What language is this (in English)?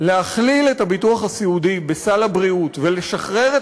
Hebrew